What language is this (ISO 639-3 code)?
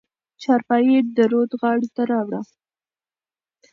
pus